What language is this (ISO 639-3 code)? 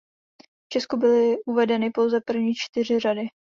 ces